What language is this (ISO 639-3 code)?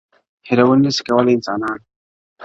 pus